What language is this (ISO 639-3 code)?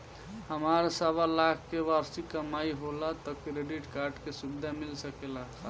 bho